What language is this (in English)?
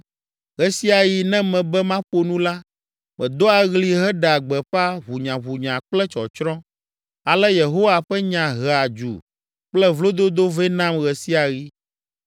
Ewe